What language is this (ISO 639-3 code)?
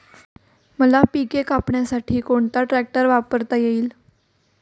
mar